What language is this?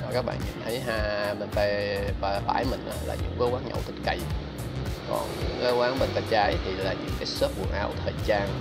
Vietnamese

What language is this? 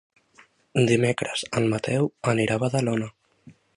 Catalan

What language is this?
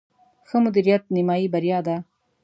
Pashto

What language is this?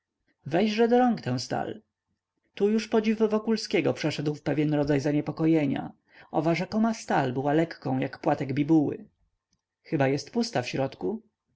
Polish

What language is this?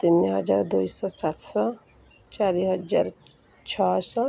Odia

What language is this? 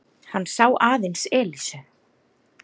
Icelandic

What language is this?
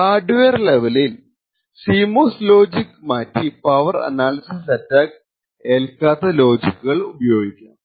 Malayalam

